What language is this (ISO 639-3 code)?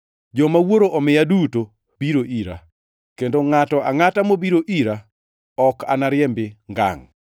luo